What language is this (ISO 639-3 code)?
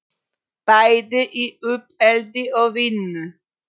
isl